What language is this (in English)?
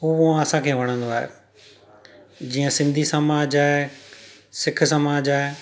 Sindhi